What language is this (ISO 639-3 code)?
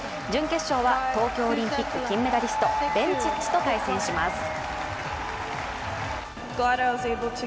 jpn